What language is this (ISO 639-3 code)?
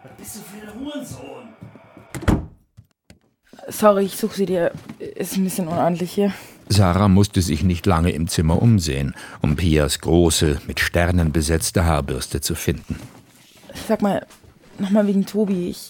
deu